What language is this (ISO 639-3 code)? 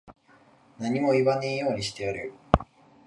jpn